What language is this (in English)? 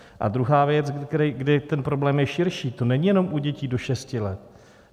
Czech